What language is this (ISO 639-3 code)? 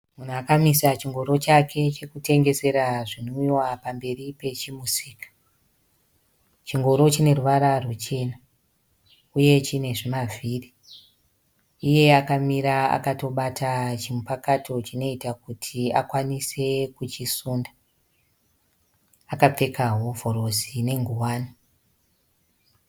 sna